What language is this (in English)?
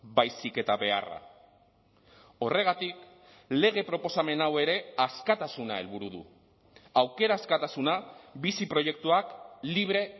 Basque